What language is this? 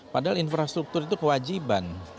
Indonesian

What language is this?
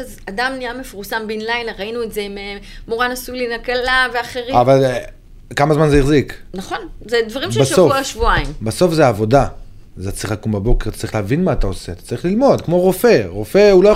Hebrew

